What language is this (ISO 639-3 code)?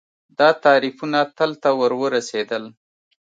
pus